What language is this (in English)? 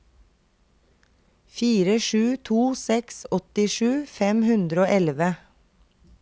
Norwegian